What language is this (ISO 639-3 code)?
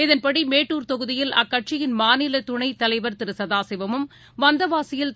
tam